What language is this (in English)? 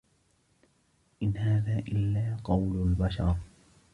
Arabic